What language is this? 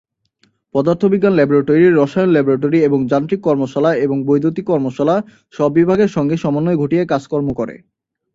Bangla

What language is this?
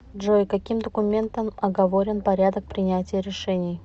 Russian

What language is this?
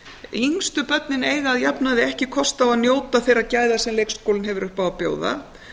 Icelandic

